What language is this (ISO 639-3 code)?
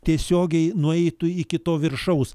lit